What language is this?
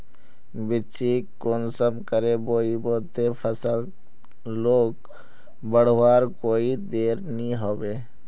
Magahi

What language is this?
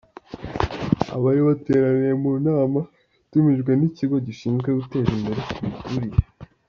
Kinyarwanda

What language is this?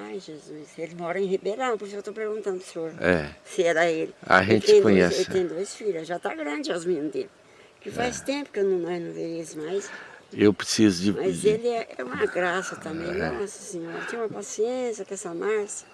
Portuguese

